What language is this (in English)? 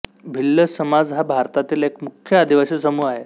Marathi